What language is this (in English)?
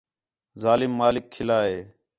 Khetrani